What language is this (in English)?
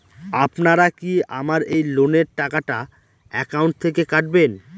Bangla